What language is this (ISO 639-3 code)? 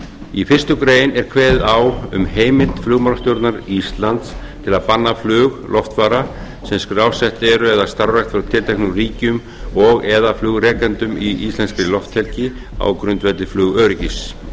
isl